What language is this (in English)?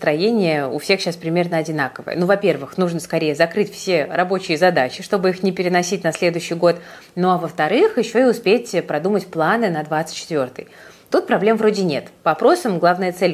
Russian